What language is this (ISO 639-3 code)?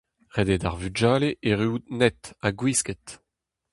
bre